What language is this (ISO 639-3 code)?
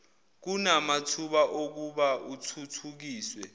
zul